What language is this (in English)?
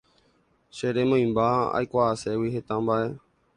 Guarani